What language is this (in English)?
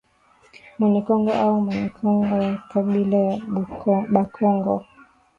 Swahili